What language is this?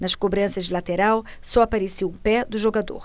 Portuguese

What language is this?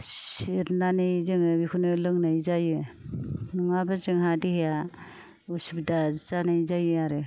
Bodo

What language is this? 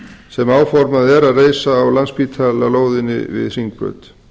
Icelandic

